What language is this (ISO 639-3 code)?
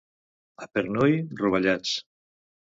cat